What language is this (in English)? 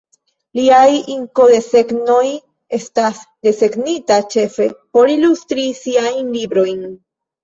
Esperanto